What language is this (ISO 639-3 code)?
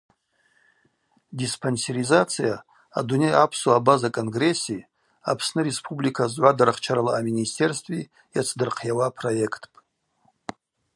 abq